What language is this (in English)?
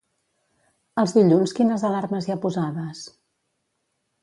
Catalan